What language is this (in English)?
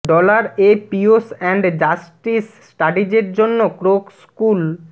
Bangla